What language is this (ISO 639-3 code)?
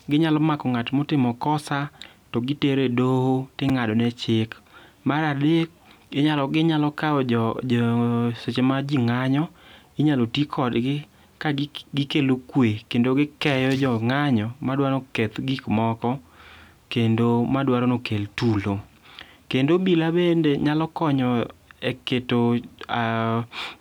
luo